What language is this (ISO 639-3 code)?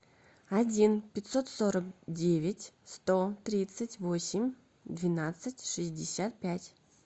rus